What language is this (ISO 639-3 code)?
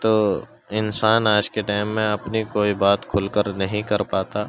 urd